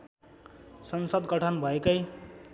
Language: Nepali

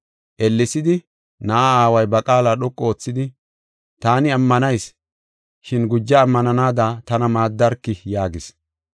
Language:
Gofa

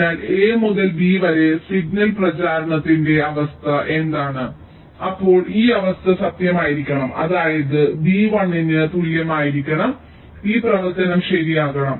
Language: Malayalam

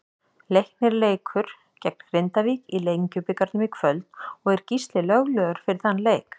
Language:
Icelandic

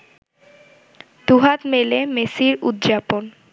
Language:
Bangla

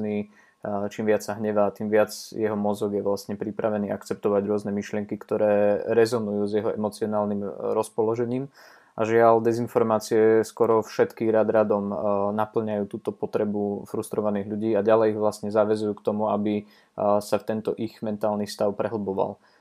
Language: Slovak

